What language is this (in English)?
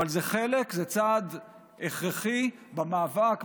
Hebrew